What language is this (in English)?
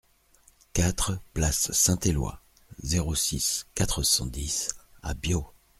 French